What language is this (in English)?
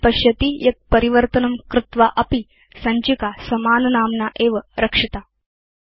Sanskrit